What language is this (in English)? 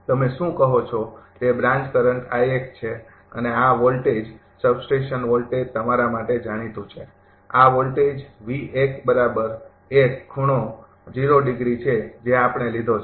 Gujarati